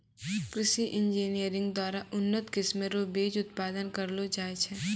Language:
Maithili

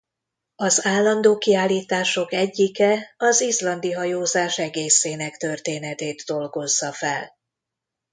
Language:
Hungarian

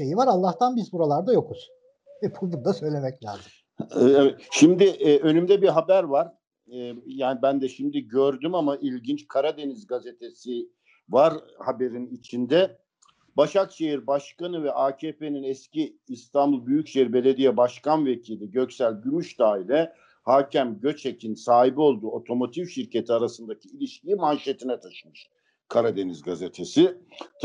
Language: Turkish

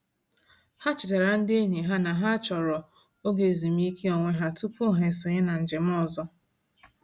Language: Igbo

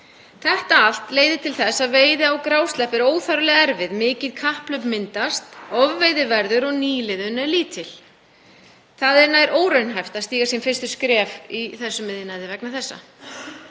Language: Icelandic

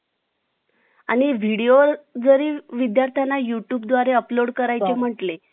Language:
Marathi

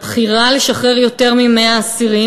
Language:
Hebrew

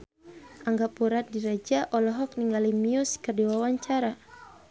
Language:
Sundanese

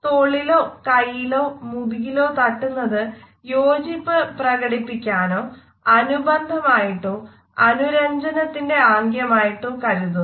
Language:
Malayalam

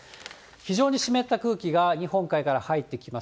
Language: Japanese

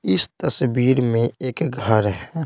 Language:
Hindi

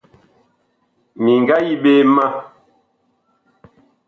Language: Bakoko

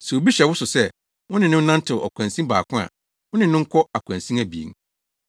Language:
Akan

